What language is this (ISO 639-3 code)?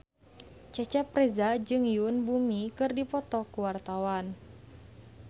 sun